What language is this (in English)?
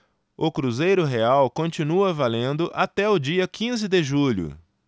Portuguese